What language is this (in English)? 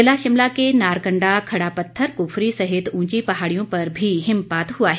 Hindi